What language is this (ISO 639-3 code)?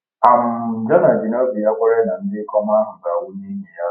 ibo